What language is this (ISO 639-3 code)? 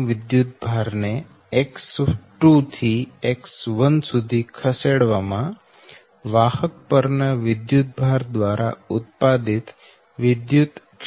guj